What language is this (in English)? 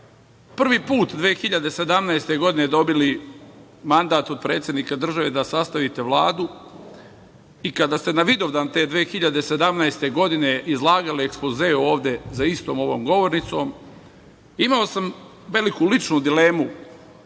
Serbian